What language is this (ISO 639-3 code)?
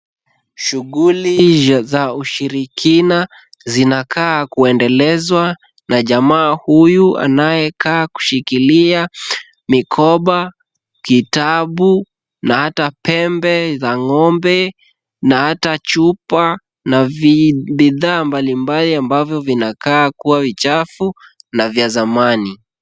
swa